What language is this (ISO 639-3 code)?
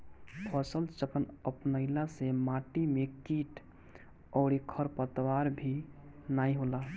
bho